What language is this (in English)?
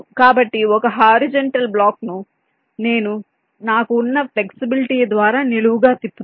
Telugu